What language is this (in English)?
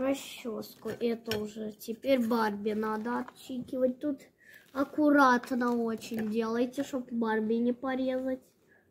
Russian